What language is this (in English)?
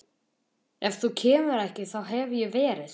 Icelandic